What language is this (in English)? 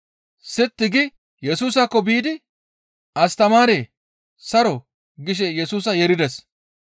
Gamo